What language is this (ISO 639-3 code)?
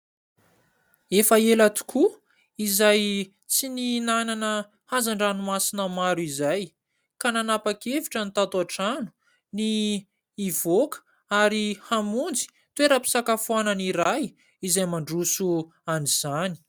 mlg